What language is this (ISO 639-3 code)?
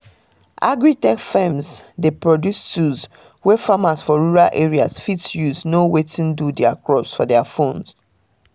pcm